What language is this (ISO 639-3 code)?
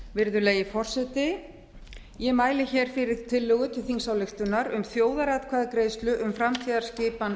isl